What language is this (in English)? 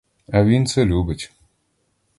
Ukrainian